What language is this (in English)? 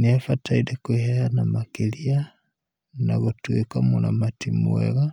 Kikuyu